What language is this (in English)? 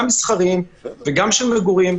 Hebrew